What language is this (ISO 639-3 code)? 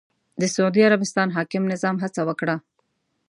pus